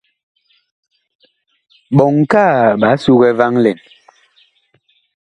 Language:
Bakoko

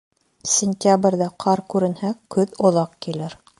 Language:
Bashkir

